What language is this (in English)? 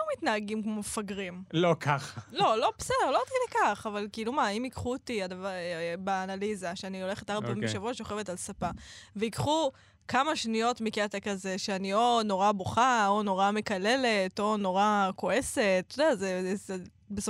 Hebrew